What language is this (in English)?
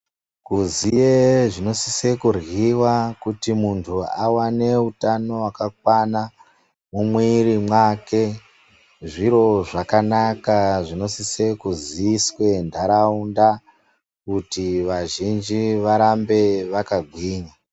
Ndau